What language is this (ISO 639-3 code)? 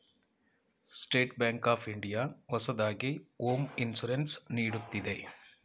kan